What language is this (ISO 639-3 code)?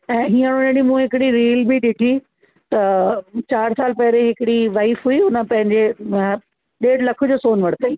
snd